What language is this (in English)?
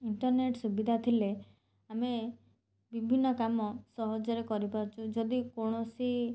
Odia